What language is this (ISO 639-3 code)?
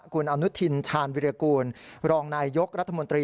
tha